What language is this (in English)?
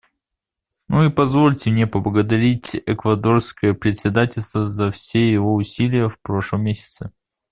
Russian